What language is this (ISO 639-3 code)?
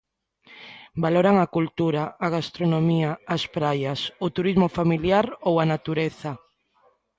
glg